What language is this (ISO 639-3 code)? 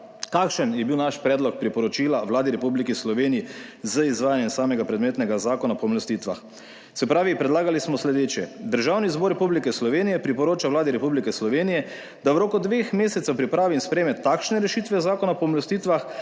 slv